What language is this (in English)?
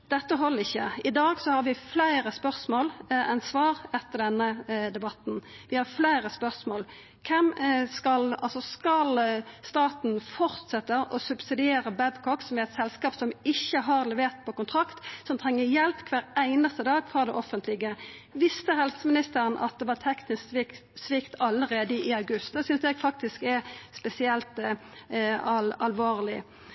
Norwegian Nynorsk